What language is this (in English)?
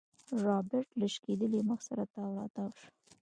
Pashto